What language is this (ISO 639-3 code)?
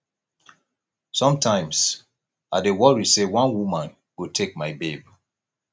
pcm